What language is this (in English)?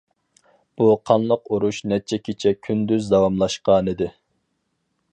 Uyghur